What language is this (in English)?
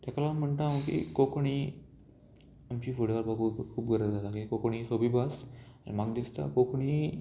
Konkani